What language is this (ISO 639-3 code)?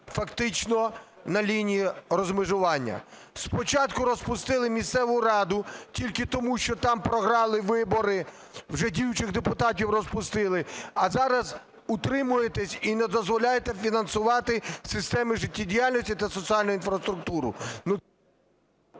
ukr